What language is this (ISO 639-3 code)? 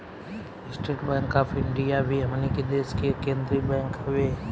bho